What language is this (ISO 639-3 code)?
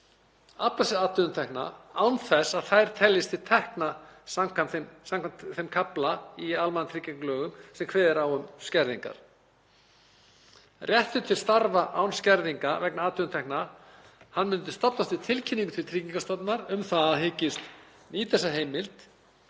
isl